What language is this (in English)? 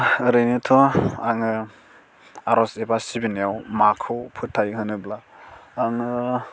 Bodo